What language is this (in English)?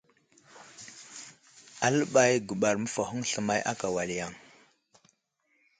Wuzlam